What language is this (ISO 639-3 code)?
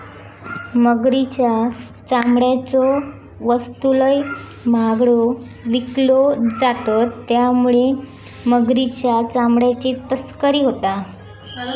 mar